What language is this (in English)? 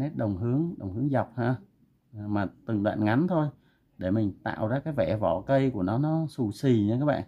Vietnamese